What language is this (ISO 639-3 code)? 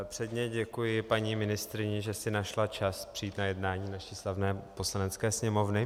ces